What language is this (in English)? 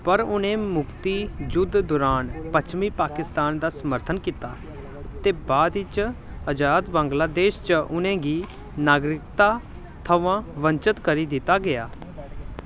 Dogri